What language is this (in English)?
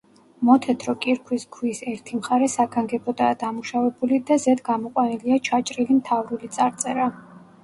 Georgian